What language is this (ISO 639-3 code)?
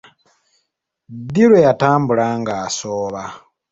lug